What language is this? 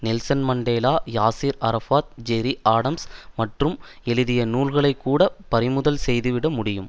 Tamil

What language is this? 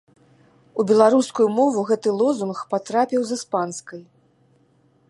Belarusian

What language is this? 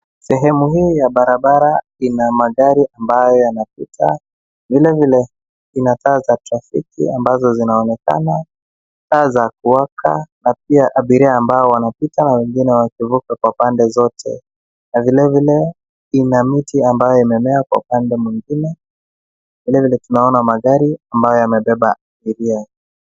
Swahili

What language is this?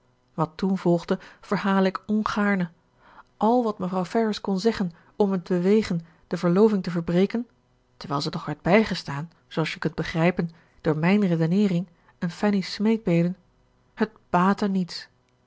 Dutch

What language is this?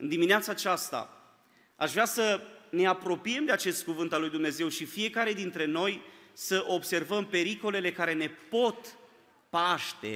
Romanian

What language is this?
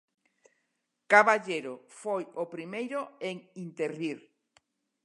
Galician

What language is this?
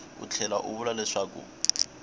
Tsonga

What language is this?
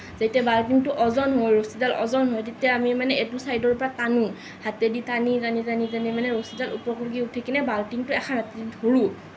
Assamese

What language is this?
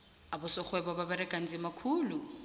South Ndebele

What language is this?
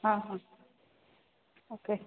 Odia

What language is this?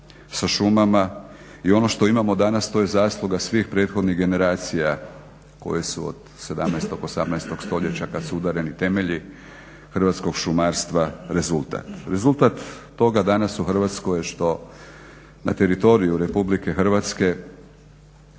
Croatian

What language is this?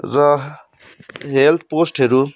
Nepali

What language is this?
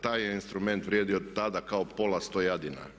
Croatian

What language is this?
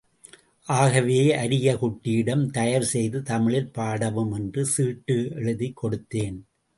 Tamil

